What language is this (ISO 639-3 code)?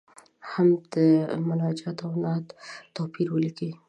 pus